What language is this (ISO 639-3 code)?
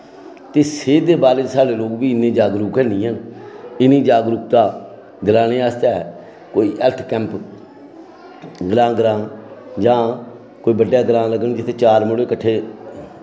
doi